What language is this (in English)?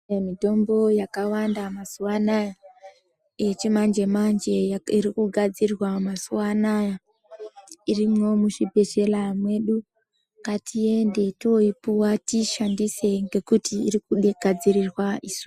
Ndau